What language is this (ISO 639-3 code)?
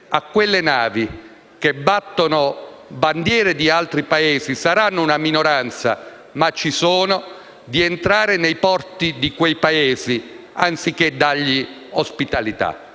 ita